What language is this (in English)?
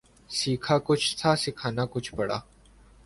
Urdu